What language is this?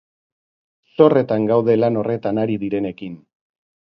Basque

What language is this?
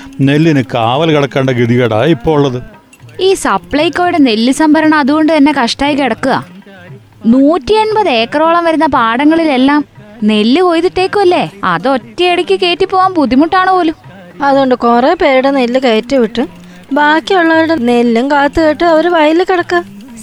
Malayalam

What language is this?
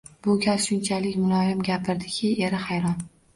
Uzbek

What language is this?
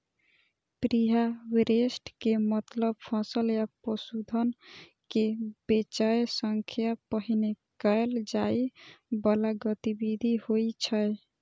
Maithili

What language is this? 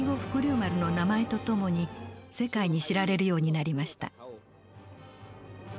Japanese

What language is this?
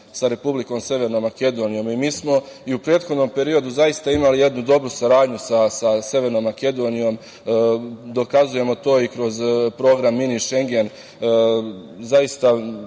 Serbian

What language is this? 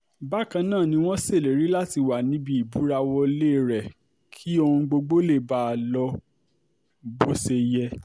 Yoruba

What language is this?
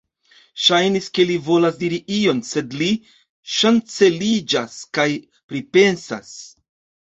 Esperanto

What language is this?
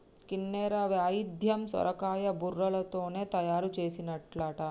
Telugu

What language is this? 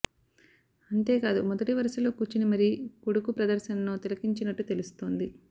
Telugu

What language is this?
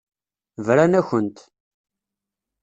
Kabyle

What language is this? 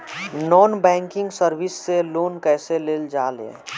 Bhojpuri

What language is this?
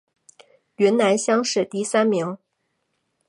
Chinese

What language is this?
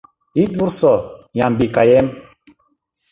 Mari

